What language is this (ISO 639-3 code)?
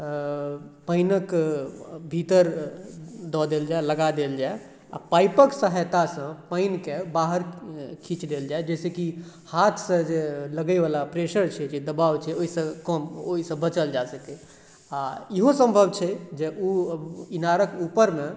mai